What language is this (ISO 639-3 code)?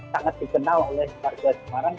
ind